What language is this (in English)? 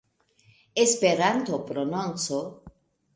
Esperanto